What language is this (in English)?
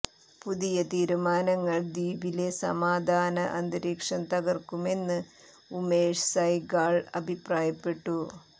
Malayalam